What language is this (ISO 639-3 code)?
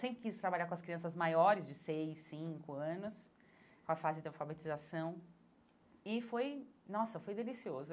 por